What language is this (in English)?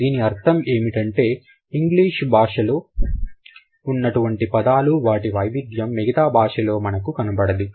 Telugu